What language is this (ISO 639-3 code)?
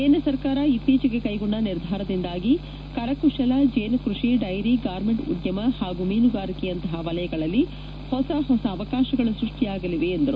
kan